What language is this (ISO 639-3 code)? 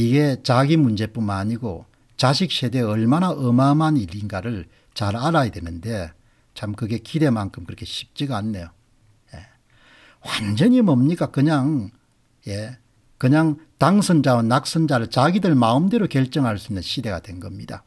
kor